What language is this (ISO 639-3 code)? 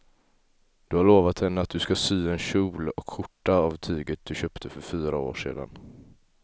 swe